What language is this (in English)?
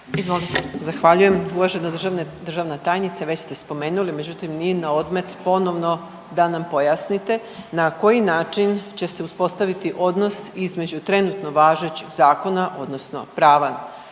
Croatian